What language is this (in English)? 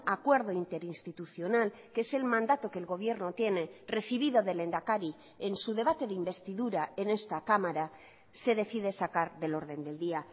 Spanish